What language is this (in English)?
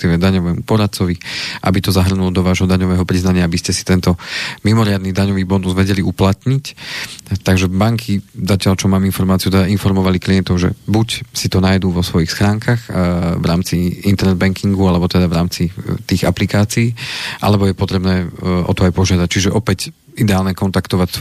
Slovak